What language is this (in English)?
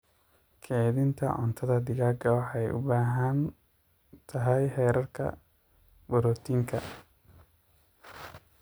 Somali